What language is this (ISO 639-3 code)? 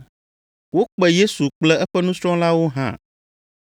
ewe